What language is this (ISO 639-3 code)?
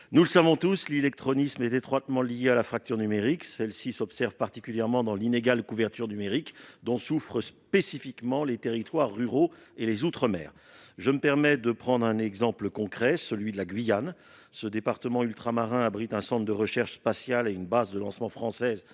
fra